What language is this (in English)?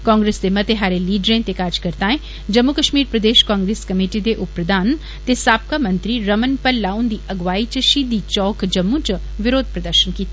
Dogri